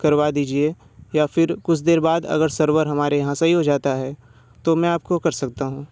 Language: Hindi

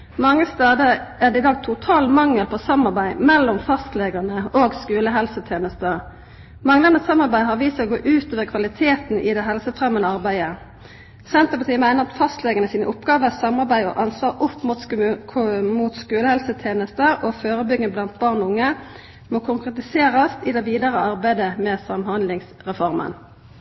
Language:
Norwegian Nynorsk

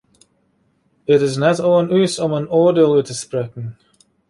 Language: Western Frisian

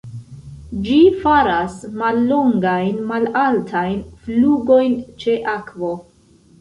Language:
Esperanto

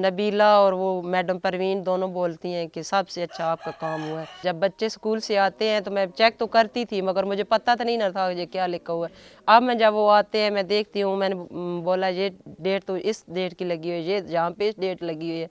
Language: Vietnamese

